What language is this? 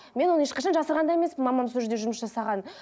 Kazakh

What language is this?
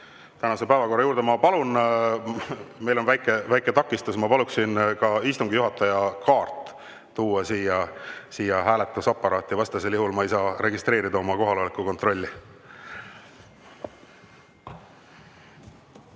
Estonian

